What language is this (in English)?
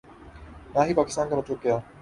Urdu